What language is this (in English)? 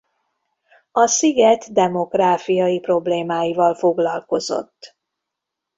Hungarian